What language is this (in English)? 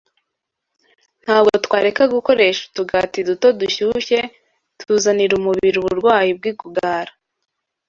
Kinyarwanda